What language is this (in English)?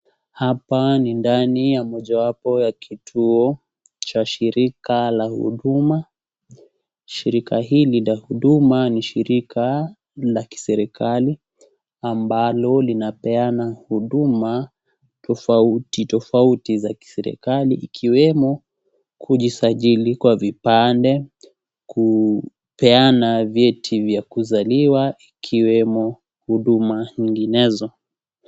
Swahili